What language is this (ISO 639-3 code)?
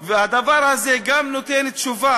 heb